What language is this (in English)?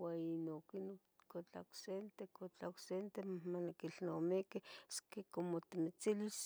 Tetelcingo Nahuatl